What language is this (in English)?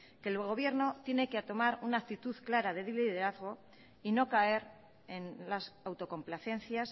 Spanish